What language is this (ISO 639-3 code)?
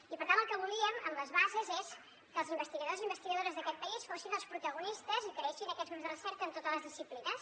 cat